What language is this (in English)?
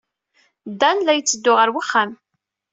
Kabyle